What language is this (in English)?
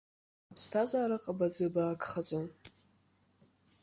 Abkhazian